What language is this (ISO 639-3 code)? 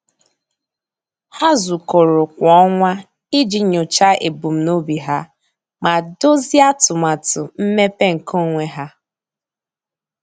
ibo